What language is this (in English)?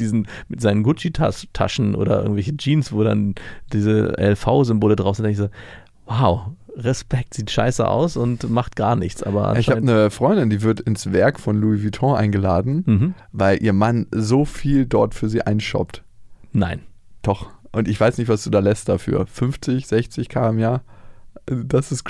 German